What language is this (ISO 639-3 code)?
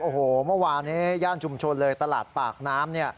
tha